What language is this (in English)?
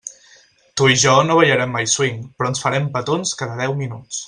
Catalan